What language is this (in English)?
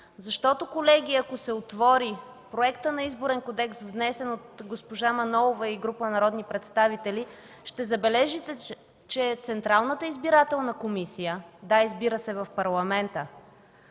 Bulgarian